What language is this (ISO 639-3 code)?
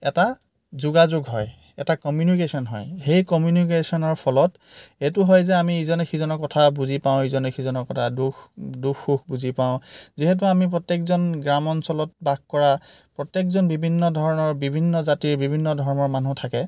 asm